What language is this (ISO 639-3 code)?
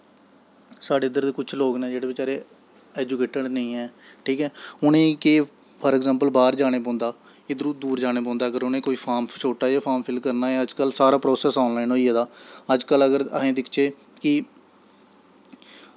doi